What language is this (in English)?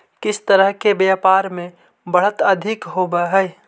Magahi